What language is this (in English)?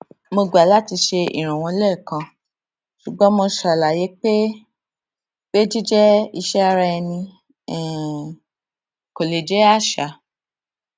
Yoruba